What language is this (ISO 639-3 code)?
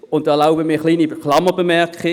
gsw